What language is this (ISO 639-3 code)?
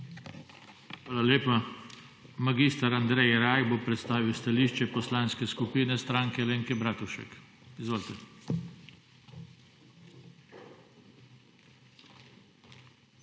slv